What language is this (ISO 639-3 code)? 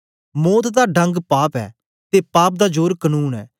doi